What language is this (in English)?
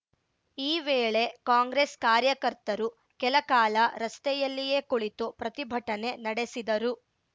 Kannada